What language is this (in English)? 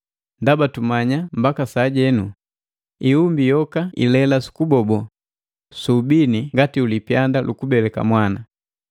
Matengo